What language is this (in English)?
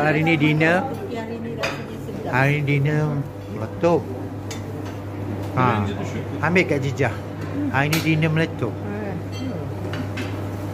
Malay